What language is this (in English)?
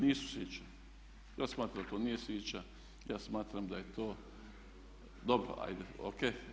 Croatian